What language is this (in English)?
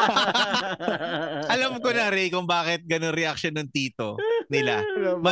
Filipino